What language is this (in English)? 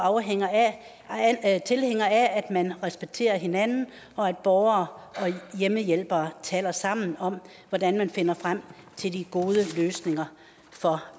Danish